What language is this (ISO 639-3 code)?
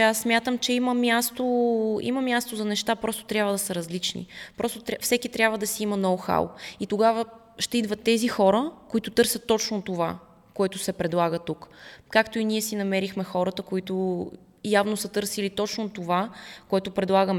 bul